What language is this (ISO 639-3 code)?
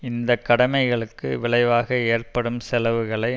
tam